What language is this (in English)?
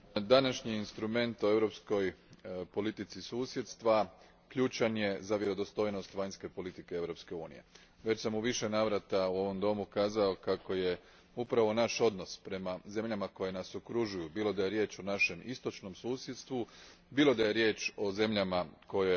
Croatian